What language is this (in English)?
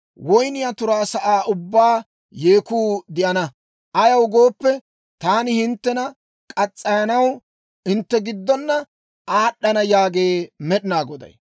Dawro